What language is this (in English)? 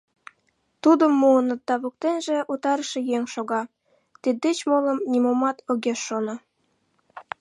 Mari